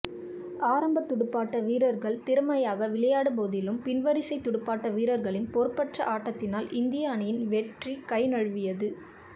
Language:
Tamil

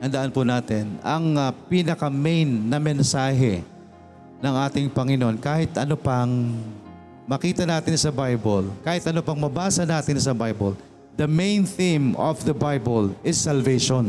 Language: Filipino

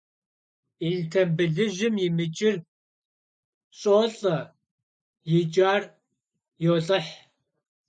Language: Kabardian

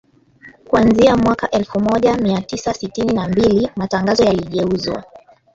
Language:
Swahili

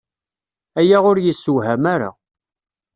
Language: Kabyle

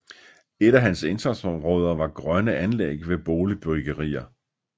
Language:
Danish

